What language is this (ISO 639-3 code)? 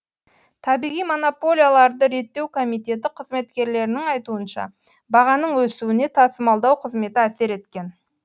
kaz